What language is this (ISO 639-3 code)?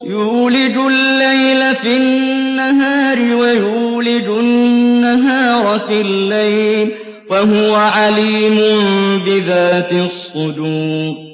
ara